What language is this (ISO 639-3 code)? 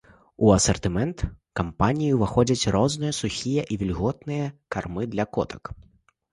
bel